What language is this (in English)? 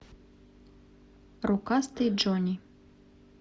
Russian